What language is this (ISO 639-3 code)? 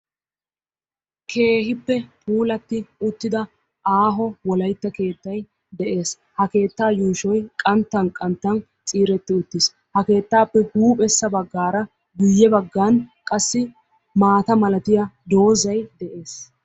wal